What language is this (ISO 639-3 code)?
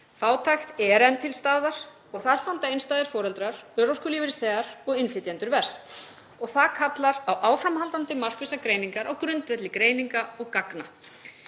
isl